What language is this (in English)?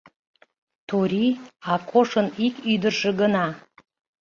Mari